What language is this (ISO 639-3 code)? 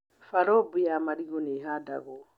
kik